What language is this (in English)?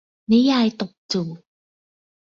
Thai